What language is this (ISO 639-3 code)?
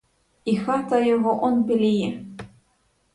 ukr